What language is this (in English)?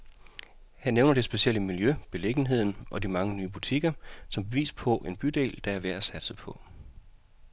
Danish